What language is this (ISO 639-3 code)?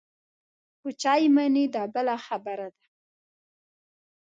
pus